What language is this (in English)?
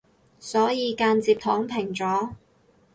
Cantonese